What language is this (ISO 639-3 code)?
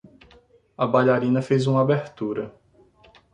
por